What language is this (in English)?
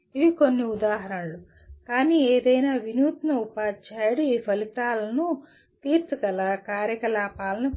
Telugu